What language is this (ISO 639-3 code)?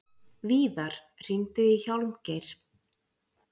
isl